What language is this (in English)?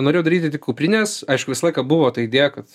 Lithuanian